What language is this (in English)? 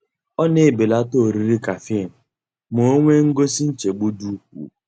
Igbo